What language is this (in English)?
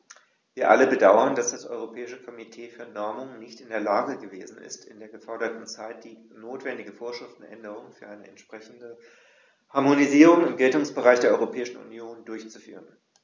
German